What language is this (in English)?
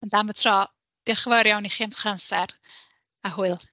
Welsh